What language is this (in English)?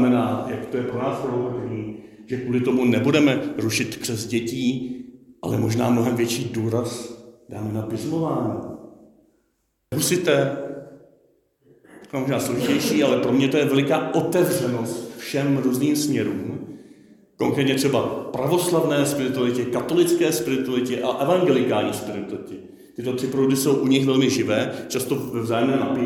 Czech